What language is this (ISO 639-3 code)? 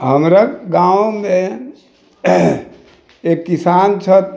mai